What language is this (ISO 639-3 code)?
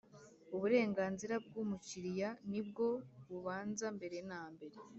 kin